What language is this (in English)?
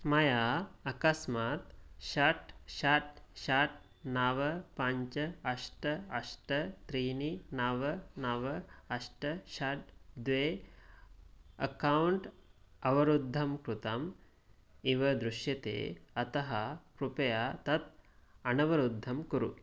Sanskrit